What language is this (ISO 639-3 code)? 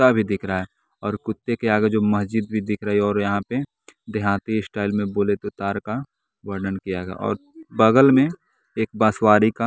hin